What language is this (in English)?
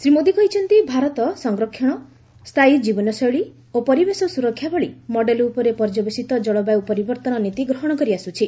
Odia